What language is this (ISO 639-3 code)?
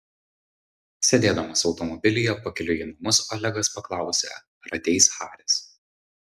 lit